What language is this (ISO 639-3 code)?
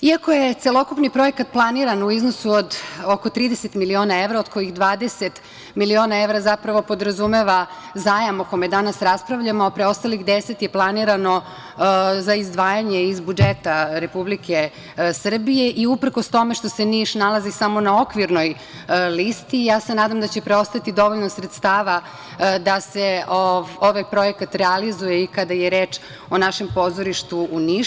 srp